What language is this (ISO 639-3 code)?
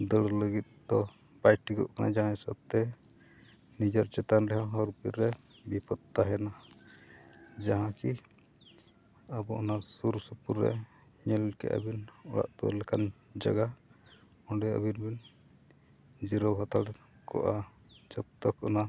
sat